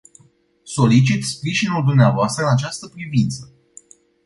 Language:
Romanian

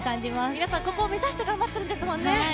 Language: Japanese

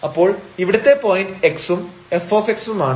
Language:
Malayalam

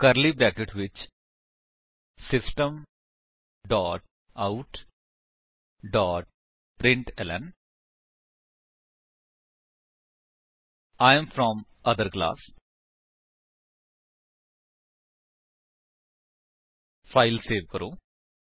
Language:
Punjabi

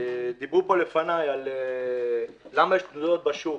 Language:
Hebrew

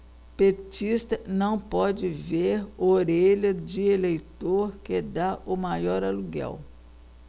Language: Portuguese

